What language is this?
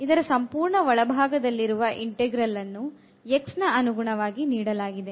Kannada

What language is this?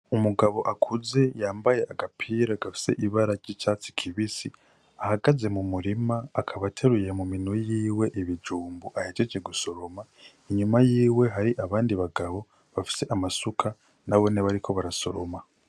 Rundi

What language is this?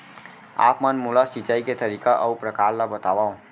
Chhattisgarhi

